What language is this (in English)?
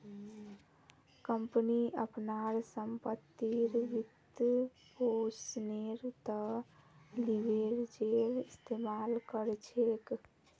Magahi